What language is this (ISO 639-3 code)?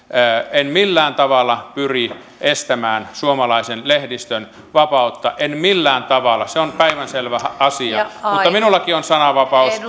fin